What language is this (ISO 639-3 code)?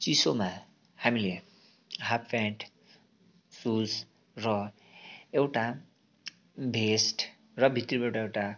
nep